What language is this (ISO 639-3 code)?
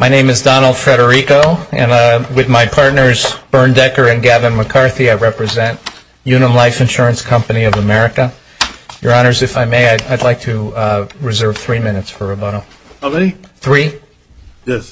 eng